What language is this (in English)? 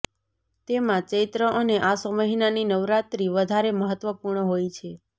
Gujarati